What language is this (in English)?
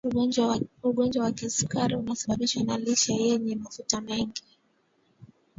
Swahili